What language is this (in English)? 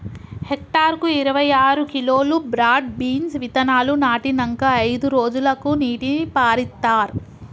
Telugu